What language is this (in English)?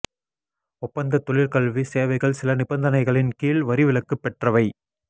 Tamil